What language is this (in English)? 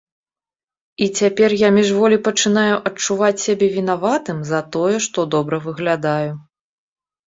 Belarusian